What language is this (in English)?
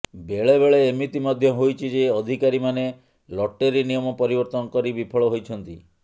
Odia